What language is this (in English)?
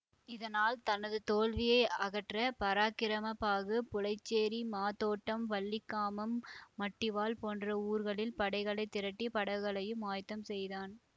Tamil